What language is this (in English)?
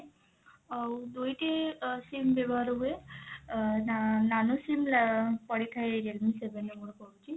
Odia